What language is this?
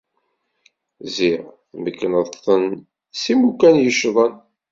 Kabyle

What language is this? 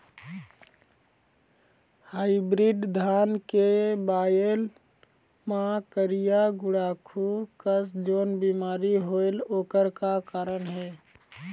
Chhattisgarhi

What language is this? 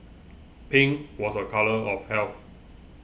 English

